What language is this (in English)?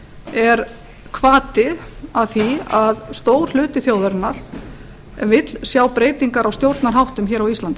Icelandic